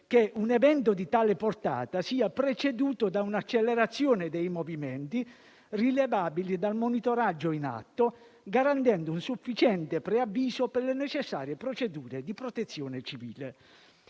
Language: Italian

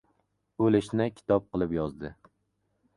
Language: Uzbek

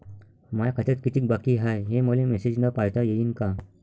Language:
Marathi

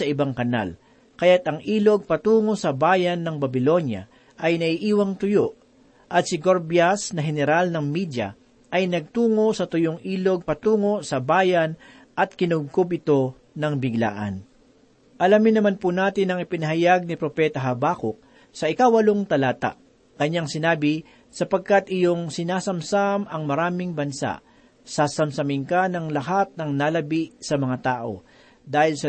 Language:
Filipino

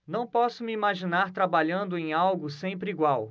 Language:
Portuguese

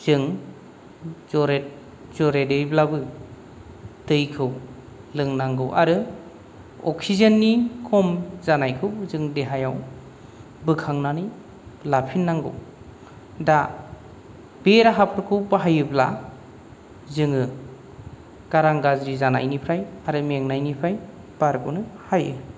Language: Bodo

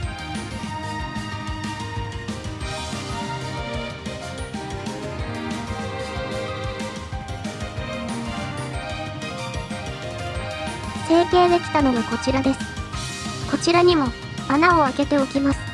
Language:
Japanese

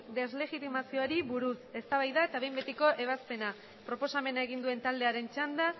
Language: Basque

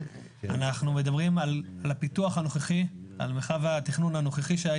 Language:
Hebrew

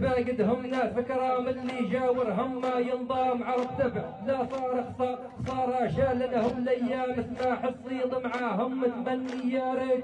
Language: Arabic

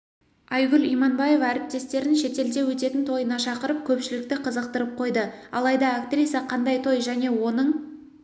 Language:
Kazakh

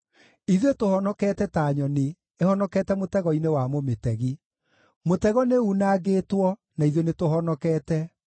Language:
Kikuyu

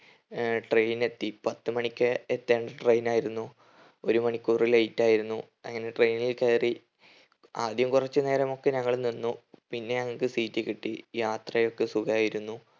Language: Malayalam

